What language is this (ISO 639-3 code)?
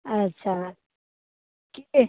mai